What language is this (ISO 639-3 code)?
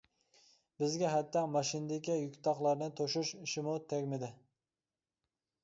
uig